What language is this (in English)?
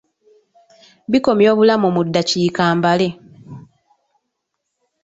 Ganda